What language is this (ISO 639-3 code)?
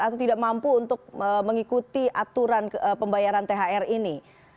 ind